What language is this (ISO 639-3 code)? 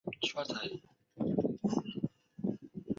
zho